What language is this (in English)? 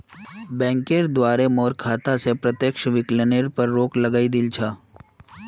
Magahi